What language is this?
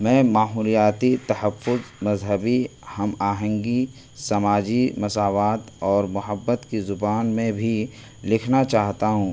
Urdu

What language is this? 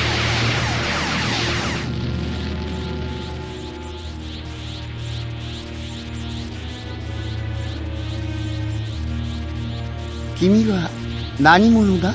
Japanese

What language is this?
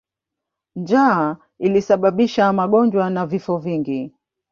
Swahili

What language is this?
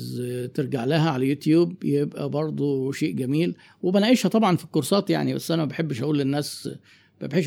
Arabic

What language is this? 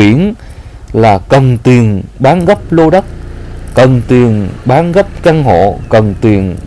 Vietnamese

